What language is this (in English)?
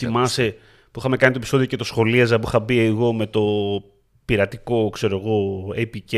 Greek